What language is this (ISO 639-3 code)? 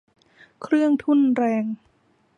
tha